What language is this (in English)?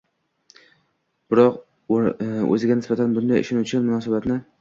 Uzbek